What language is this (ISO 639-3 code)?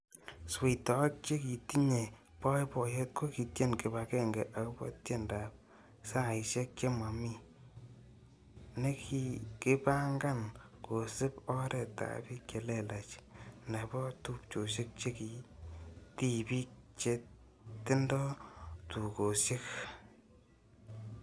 kln